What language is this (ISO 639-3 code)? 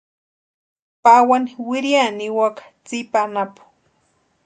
pua